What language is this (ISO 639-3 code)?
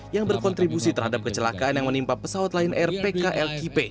ind